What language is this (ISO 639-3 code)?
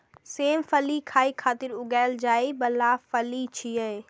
mai